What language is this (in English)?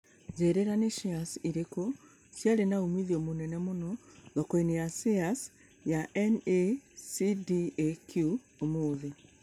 Kikuyu